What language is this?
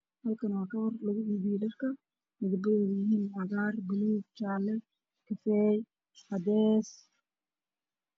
Somali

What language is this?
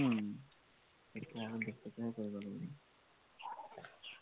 Assamese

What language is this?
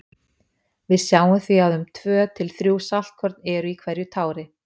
Icelandic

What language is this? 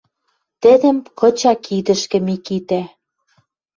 Western Mari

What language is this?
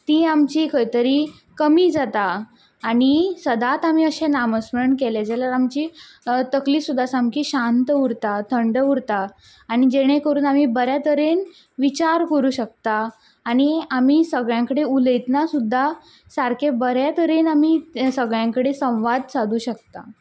Konkani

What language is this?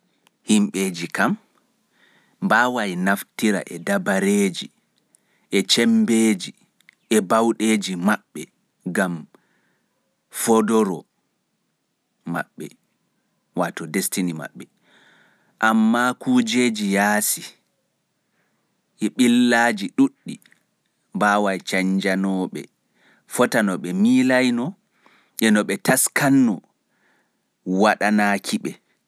Pular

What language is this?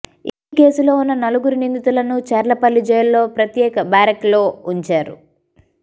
Telugu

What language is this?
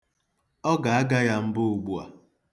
Igbo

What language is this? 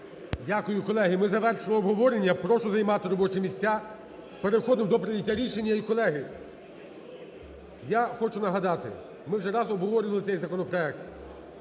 Ukrainian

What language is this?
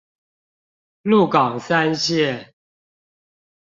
Chinese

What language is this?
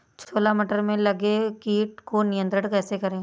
Hindi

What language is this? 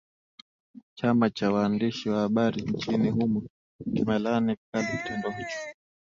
Swahili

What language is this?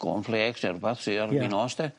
Welsh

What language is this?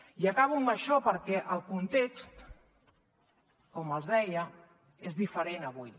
Catalan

